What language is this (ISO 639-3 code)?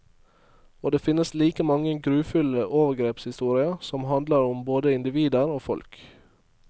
nor